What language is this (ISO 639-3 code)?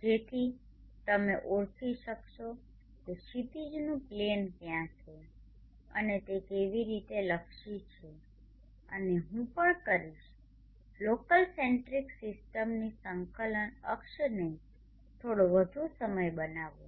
guj